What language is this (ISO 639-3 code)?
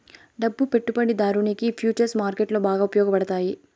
tel